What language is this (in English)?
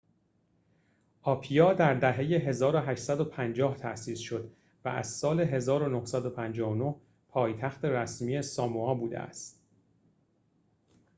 Persian